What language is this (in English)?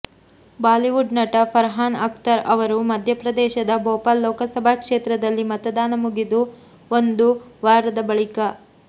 Kannada